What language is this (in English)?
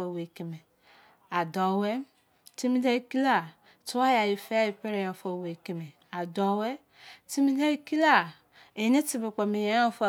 Izon